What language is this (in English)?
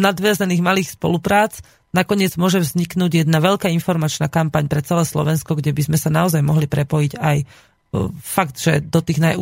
Slovak